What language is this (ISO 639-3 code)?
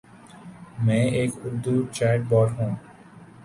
urd